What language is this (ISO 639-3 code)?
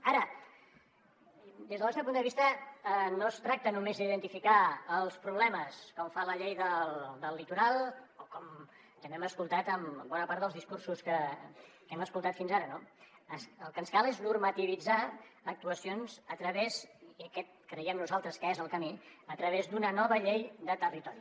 cat